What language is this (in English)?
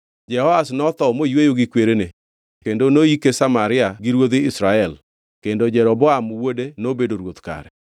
Luo (Kenya and Tanzania)